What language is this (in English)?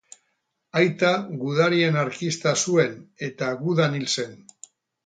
Basque